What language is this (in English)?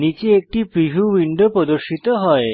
Bangla